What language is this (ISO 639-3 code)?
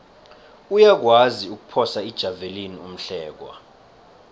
nbl